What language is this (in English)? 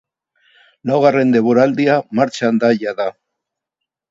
Basque